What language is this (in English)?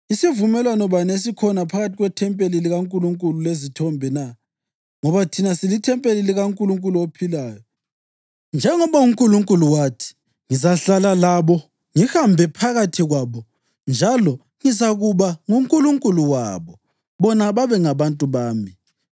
North Ndebele